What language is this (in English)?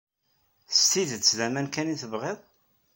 Kabyle